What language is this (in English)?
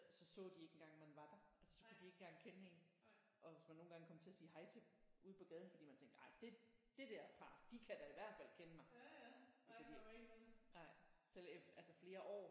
Danish